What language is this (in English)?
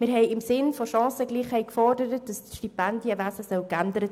Swiss German